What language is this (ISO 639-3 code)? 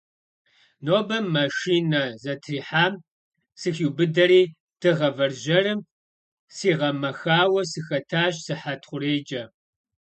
kbd